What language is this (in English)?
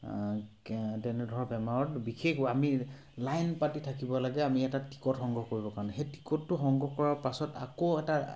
Assamese